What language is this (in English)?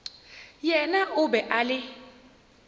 Northern Sotho